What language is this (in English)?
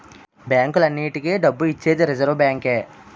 Telugu